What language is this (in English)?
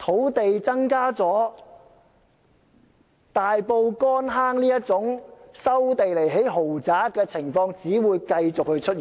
Cantonese